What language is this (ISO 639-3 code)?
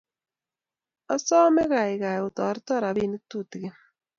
kln